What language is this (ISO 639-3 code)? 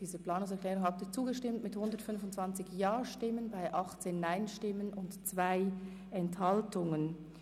gsw